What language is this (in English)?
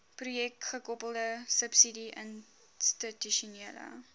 Afrikaans